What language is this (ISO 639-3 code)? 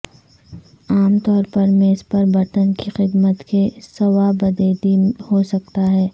urd